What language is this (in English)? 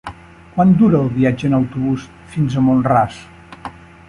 Catalan